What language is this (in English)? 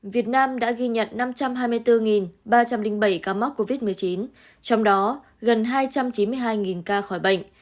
Vietnamese